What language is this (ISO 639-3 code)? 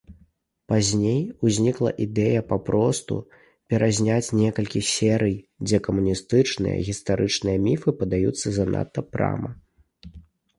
bel